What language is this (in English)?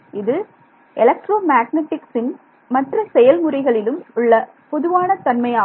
Tamil